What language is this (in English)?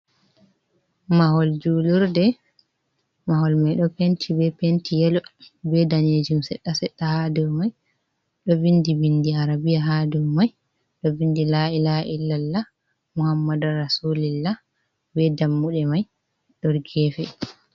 Fula